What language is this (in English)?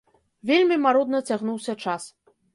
Belarusian